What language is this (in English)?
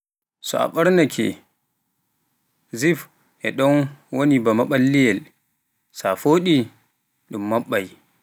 Pular